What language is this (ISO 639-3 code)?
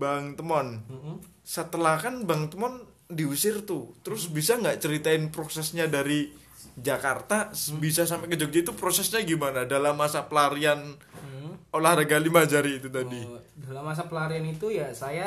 ind